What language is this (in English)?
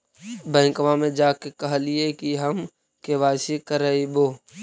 Magahi